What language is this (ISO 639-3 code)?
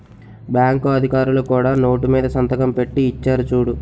tel